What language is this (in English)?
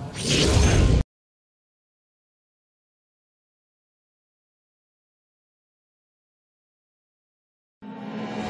Indonesian